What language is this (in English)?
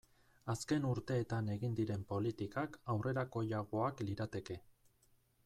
Basque